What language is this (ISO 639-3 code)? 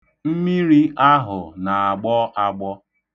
ibo